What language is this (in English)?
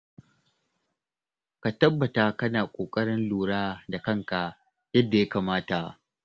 Hausa